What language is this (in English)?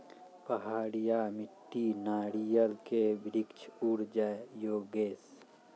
Maithili